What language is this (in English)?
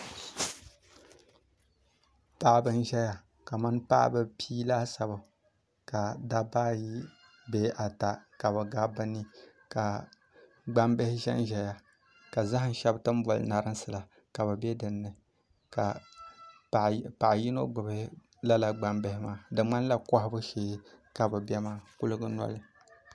Dagbani